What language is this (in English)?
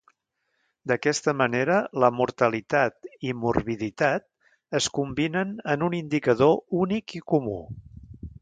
Catalan